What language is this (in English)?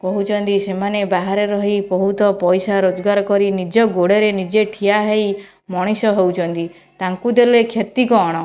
Odia